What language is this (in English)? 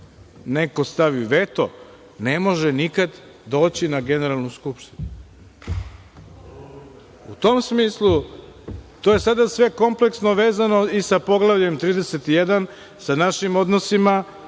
Serbian